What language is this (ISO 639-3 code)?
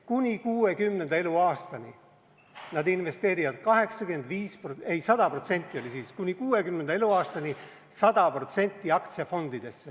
est